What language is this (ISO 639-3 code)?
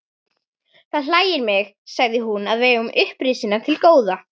isl